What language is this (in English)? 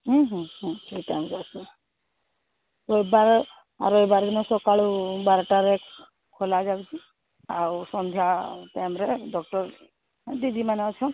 Odia